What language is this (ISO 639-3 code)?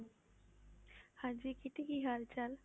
pan